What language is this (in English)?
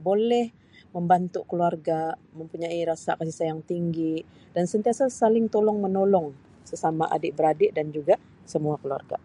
Sabah Malay